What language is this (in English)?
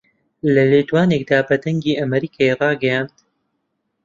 Central Kurdish